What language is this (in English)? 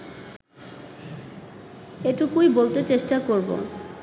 Bangla